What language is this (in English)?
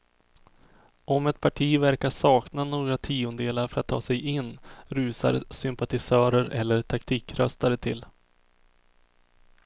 Swedish